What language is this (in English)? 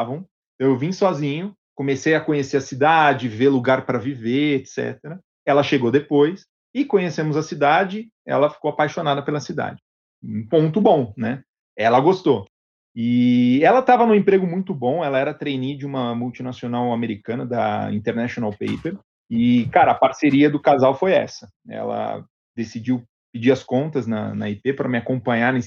Portuguese